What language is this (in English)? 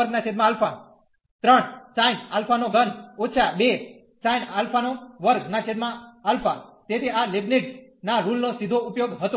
Gujarati